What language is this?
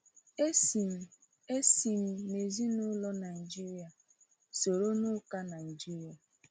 Igbo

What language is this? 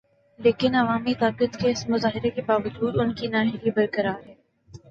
Urdu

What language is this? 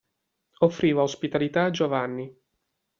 Italian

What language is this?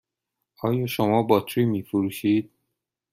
Persian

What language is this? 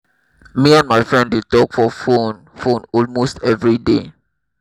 Nigerian Pidgin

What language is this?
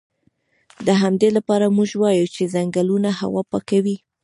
Pashto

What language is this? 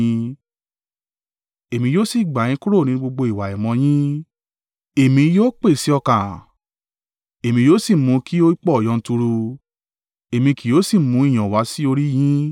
Yoruba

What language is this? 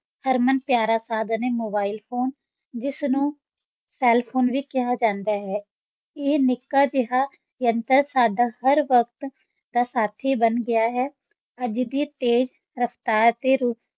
Punjabi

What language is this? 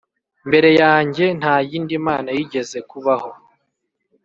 Kinyarwanda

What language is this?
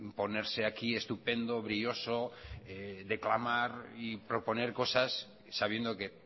Spanish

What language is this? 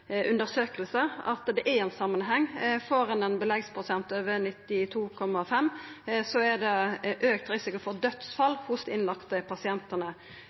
Norwegian Nynorsk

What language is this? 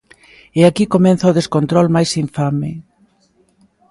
Galician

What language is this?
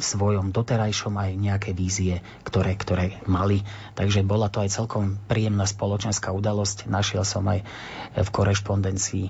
Slovak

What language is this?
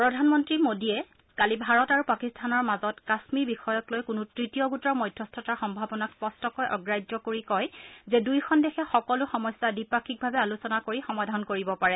Assamese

